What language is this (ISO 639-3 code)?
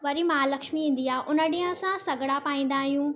snd